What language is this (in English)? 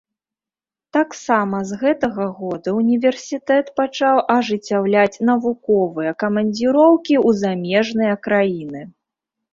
Belarusian